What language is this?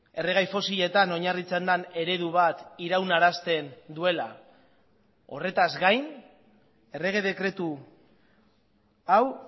Basque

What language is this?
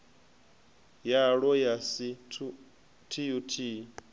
Venda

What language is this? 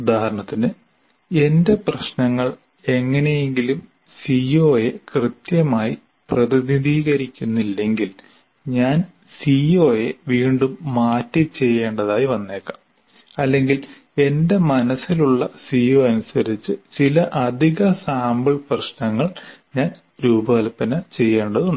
Malayalam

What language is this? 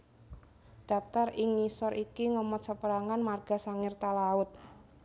Javanese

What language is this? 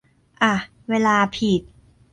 Thai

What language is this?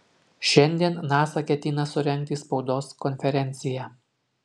Lithuanian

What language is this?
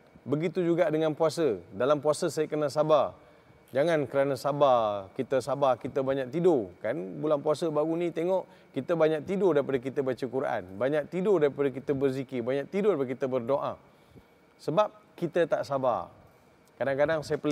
Malay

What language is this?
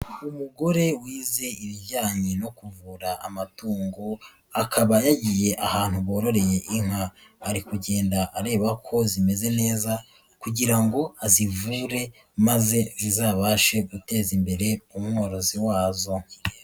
Kinyarwanda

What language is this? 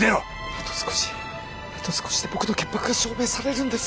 Japanese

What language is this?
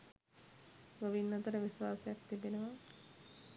Sinhala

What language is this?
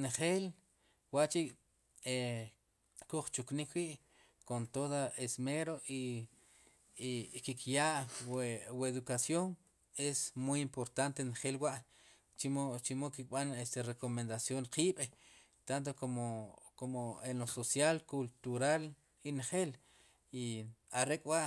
Sipacapense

